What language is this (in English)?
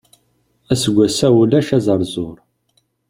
Kabyle